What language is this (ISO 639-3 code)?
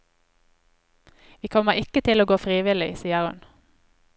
nor